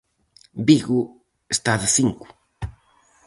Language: Galician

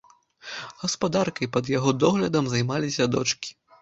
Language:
Belarusian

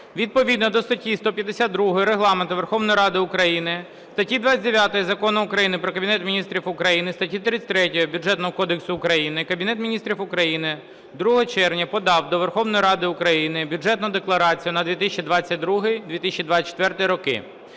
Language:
Ukrainian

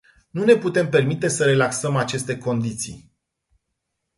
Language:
Romanian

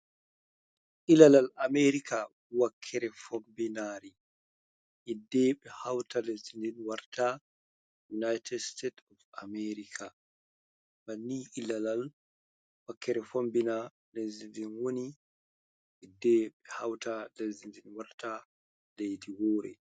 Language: Fula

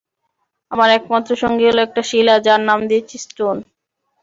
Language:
Bangla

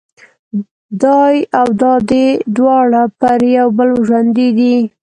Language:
Pashto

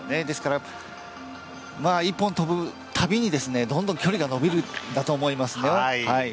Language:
Japanese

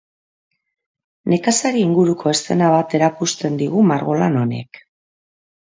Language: Basque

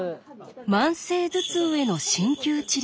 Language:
Japanese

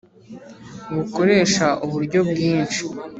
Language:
Kinyarwanda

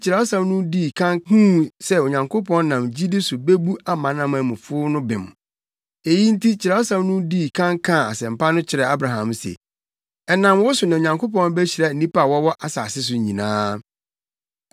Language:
Akan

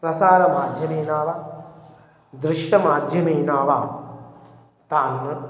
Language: Sanskrit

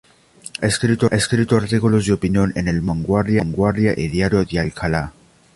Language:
Spanish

